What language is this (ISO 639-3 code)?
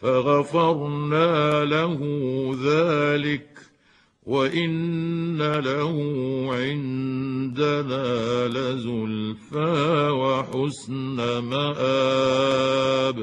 ara